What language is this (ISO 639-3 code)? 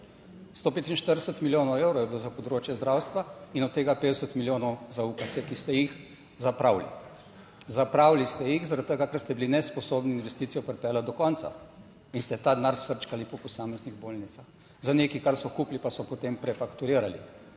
slv